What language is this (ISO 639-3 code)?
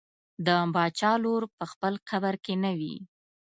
pus